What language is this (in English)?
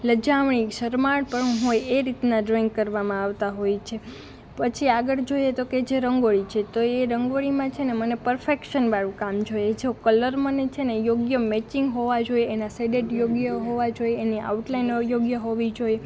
Gujarati